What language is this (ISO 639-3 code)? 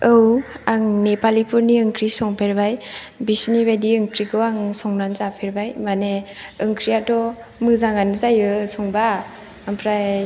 brx